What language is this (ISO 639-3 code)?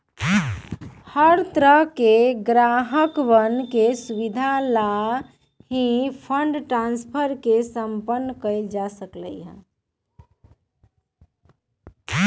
mag